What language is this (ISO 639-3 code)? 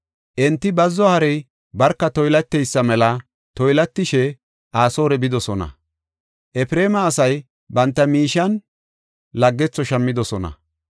gof